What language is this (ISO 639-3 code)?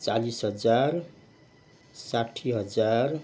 nep